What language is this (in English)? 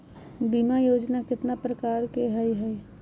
Magahi